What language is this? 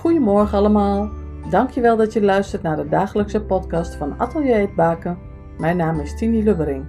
Dutch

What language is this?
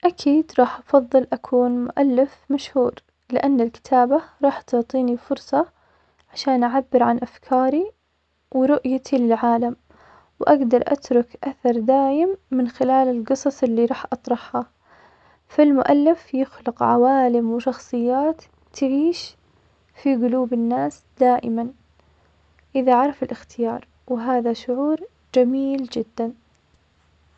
Omani Arabic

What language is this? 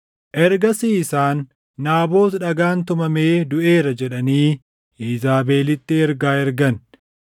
Oromo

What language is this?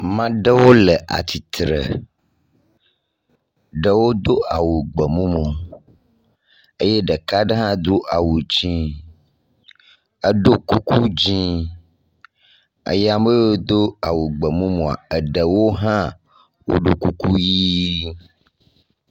Ewe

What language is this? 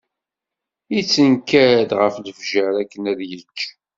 Kabyle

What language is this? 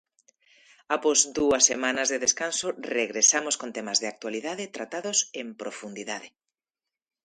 Galician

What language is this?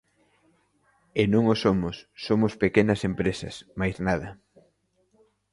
Galician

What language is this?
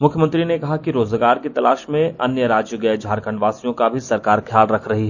Hindi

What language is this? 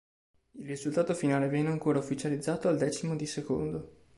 Italian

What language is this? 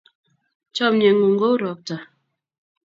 Kalenjin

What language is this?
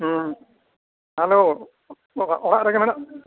Santali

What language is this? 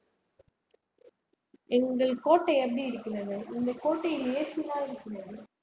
Tamil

